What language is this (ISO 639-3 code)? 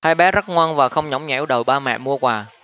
vie